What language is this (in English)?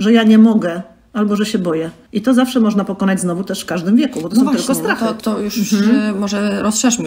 Polish